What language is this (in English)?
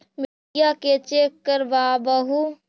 Magahi